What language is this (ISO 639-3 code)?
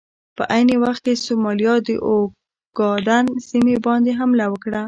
pus